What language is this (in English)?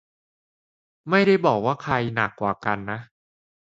Thai